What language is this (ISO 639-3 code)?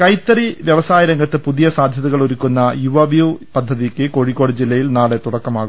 mal